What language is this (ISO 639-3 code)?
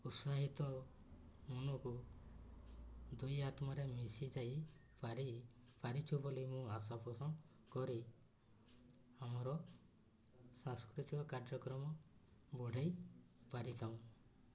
ori